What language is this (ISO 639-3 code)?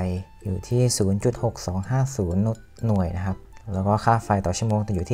tha